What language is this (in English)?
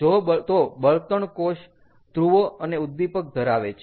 Gujarati